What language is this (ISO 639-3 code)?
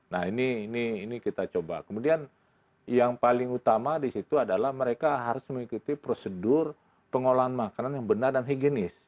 ind